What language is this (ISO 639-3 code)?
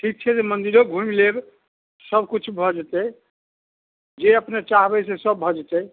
mai